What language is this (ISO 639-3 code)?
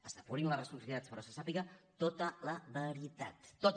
cat